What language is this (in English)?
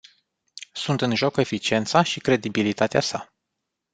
Romanian